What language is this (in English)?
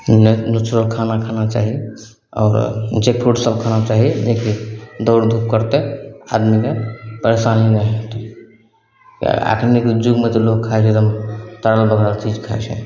Maithili